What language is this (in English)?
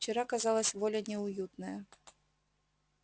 Russian